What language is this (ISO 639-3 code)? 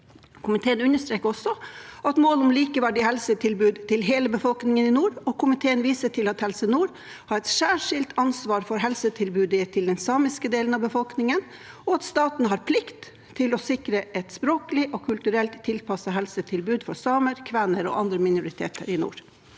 nor